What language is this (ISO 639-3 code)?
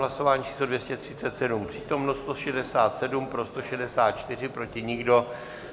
ces